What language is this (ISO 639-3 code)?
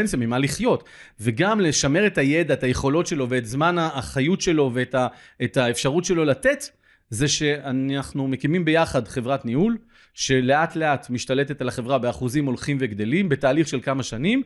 heb